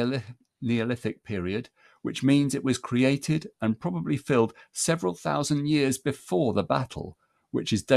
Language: English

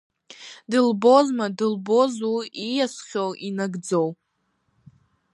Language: Abkhazian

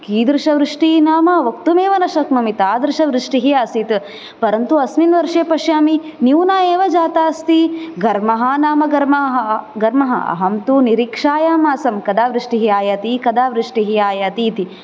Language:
Sanskrit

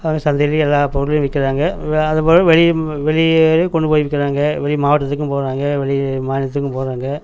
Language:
Tamil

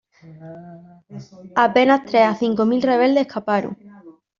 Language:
Spanish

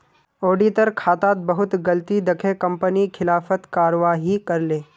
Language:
Magahi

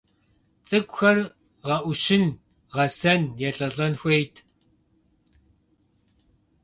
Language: Kabardian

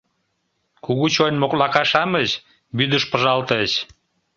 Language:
Mari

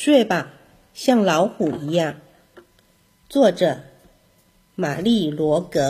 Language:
Chinese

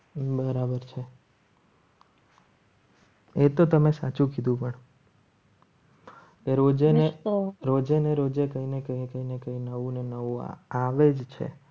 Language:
Gujarati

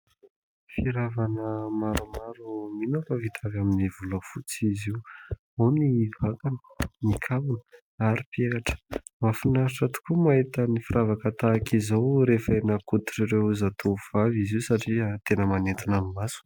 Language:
Malagasy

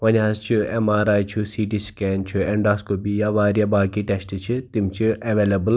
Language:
Kashmiri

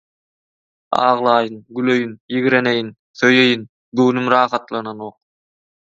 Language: Turkmen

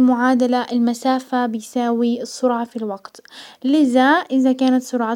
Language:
Hijazi Arabic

